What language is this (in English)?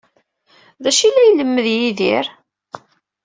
Kabyle